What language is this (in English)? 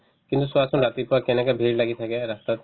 Assamese